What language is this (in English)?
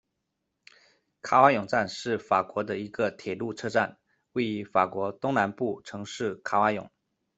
Chinese